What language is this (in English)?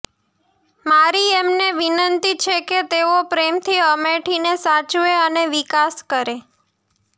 Gujarati